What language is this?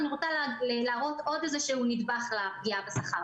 Hebrew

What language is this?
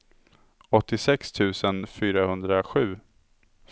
Swedish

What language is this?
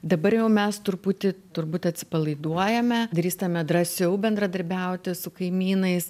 Lithuanian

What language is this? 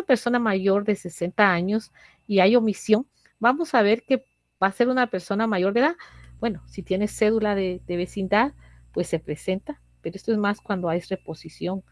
Spanish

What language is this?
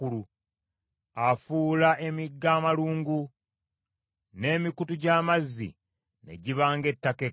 Ganda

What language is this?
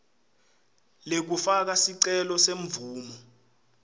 Swati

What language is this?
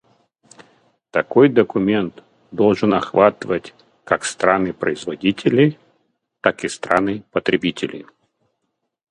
Russian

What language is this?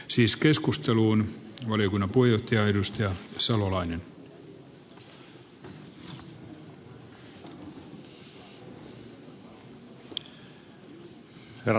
Finnish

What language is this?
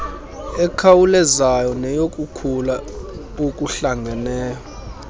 Xhosa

